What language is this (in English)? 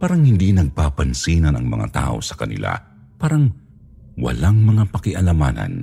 Filipino